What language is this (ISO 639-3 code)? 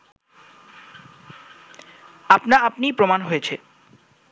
ben